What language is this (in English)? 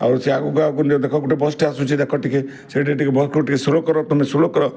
Odia